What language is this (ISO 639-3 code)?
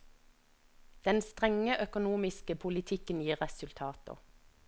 nor